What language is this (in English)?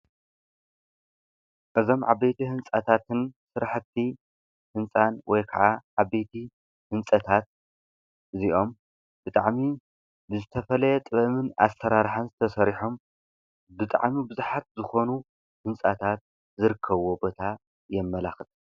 Tigrinya